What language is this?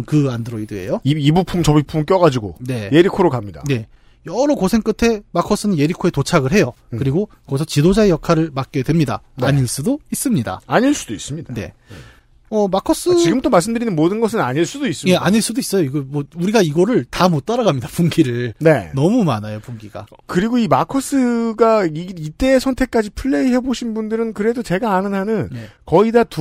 Korean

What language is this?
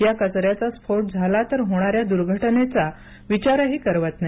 Marathi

